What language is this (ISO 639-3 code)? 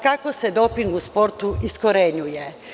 srp